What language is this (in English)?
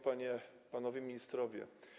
Polish